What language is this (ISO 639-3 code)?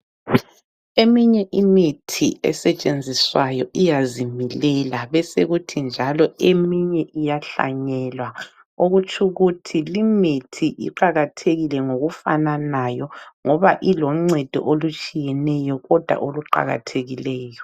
nde